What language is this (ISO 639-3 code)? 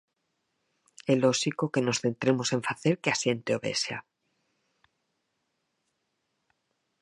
glg